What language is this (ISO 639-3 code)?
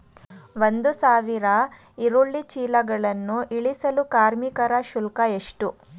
kan